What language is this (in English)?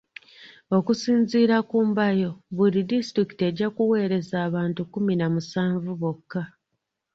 Ganda